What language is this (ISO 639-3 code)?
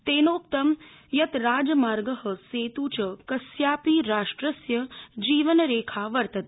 san